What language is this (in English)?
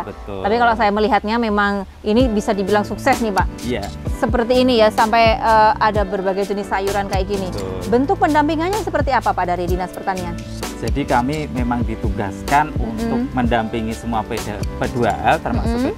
Indonesian